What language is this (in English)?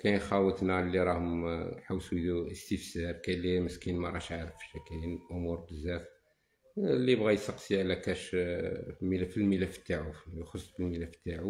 Arabic